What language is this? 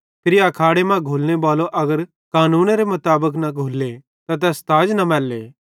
Bhadrawahi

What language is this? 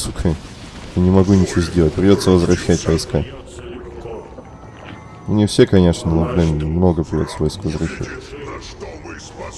Russian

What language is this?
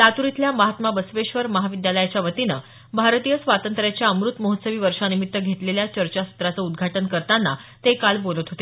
Marathi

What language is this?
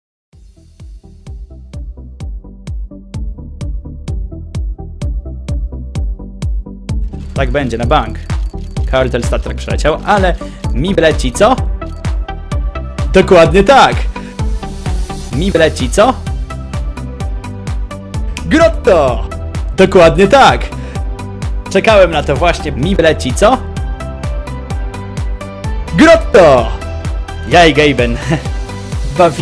Polish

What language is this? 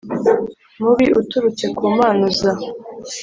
Kinyarwanda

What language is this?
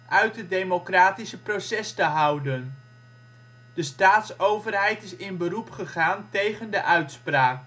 Dutch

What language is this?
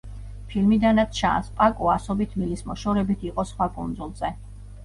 Georgian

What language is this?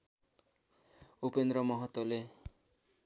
Nepali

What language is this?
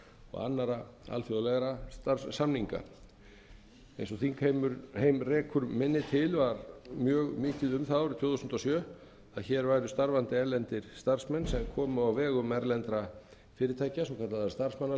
Icelandic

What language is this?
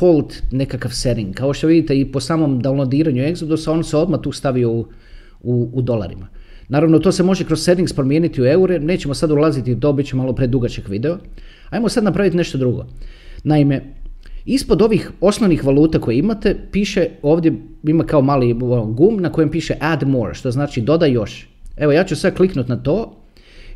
Croatian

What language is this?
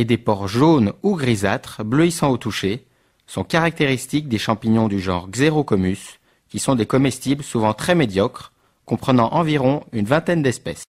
French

